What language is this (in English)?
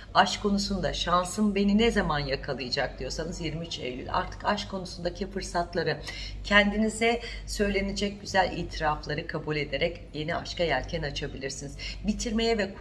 Turkish